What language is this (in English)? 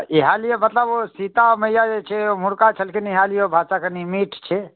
Maithili